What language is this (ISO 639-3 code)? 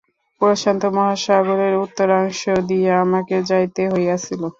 ben